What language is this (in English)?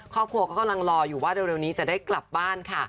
Thai